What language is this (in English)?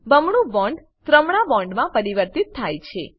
Gujarati